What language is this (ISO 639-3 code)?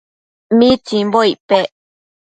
mcf